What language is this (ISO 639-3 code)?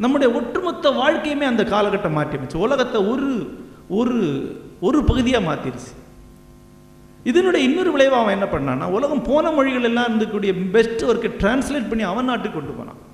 tam